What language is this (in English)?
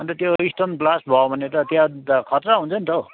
Nepali